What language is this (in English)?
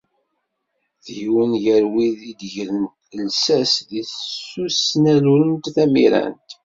Kabyle